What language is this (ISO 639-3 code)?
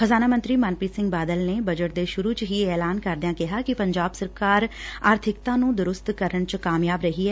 pan